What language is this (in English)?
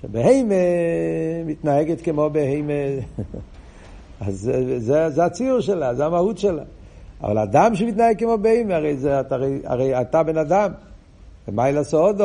Hebrew